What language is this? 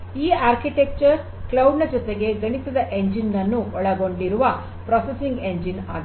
Kannada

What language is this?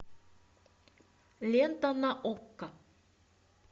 Russian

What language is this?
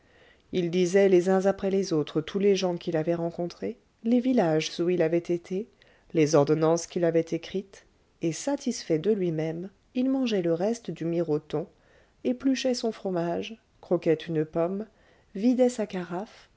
French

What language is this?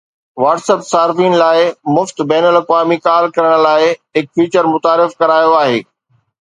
Sindhi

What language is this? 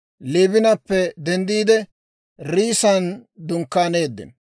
Dawro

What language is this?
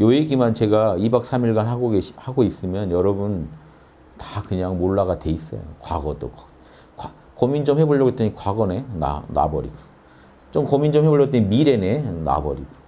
Korean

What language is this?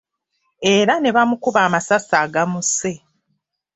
Ganda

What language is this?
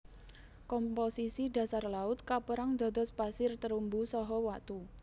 Javanese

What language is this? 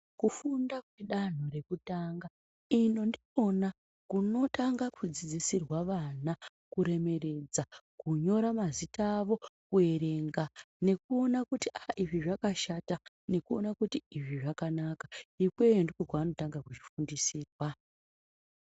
Ndau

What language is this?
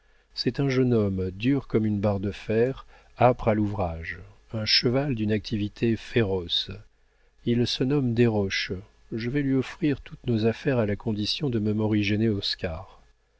French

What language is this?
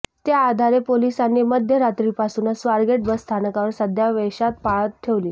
Marathi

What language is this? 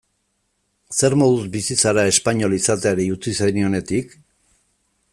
Basque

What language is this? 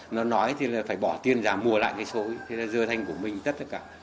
Vietnamese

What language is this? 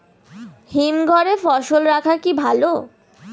Bangla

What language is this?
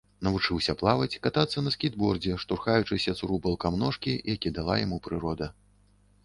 Belarusian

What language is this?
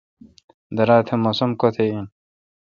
Kalkoti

